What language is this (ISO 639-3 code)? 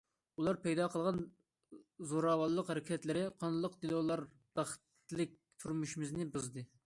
uig